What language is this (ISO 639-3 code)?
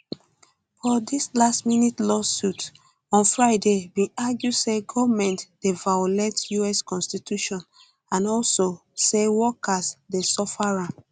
pcm